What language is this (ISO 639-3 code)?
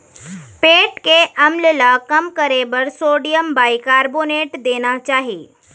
hne